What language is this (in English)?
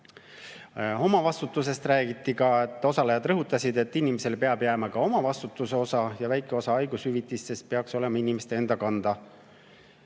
Estonian